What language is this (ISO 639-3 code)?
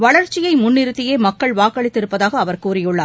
tam